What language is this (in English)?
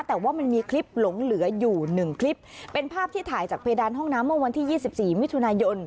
Thai